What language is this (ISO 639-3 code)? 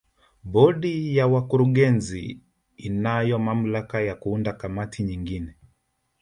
swa